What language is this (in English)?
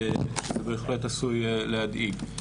Hebrew